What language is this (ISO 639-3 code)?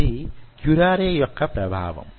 tel